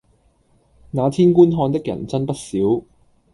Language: Cantonese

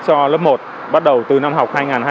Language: Vietnamese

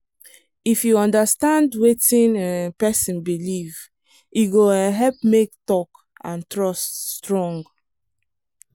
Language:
Nigerian Pidgin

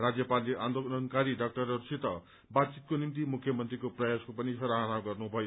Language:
Nepali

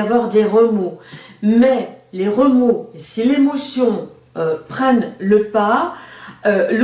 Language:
French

